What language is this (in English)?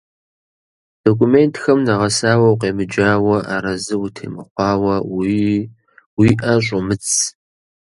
Kabardian